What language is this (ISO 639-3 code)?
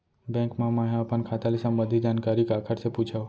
hne